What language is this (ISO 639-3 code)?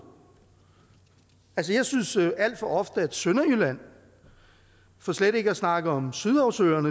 dan